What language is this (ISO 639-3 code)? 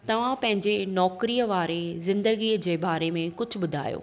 snd